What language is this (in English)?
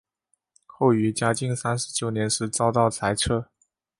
Chinese